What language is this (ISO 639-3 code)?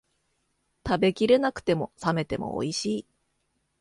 jpn